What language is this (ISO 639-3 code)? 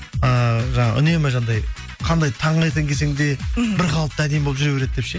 kaz